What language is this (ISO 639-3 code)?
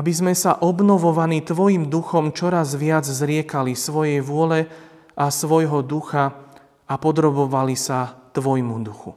slk